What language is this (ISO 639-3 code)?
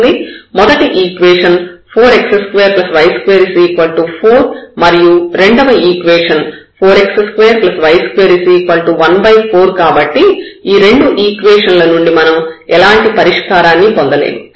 tel